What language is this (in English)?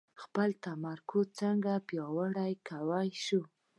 Pashto